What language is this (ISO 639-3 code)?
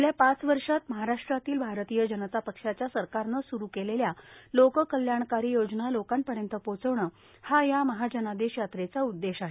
mar